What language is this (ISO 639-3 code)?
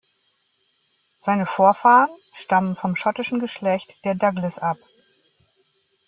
deu